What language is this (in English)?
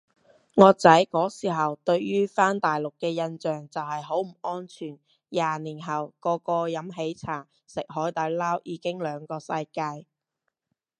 Cantonese